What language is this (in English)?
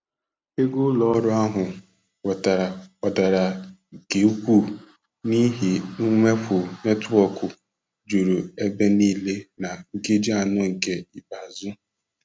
Igbo